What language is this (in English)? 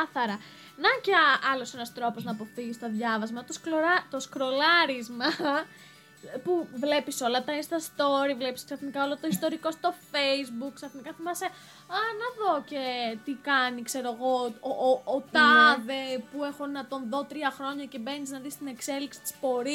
Greek